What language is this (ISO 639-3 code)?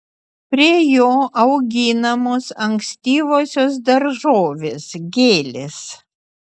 lit